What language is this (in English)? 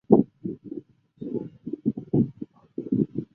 Chinese